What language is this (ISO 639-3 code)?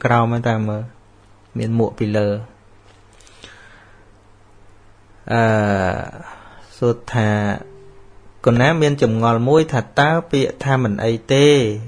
vie